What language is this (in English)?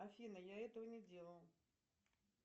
Russian